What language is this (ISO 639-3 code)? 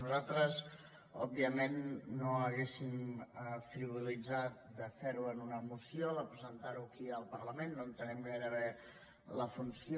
cat